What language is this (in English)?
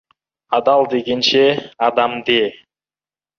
Kazakh